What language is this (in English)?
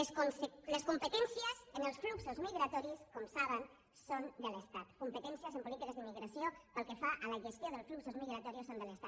Catalan